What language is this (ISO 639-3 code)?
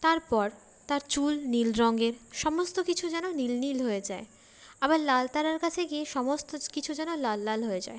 ben